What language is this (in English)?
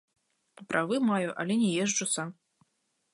Belarusian